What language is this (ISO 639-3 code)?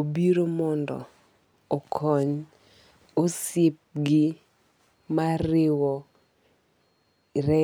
luo